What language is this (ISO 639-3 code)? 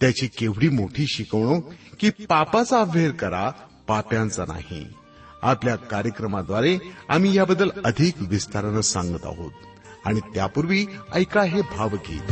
mar